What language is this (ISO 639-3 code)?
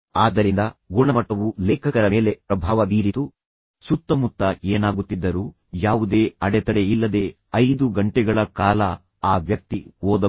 kan